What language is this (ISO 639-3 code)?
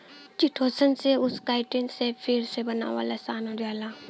bho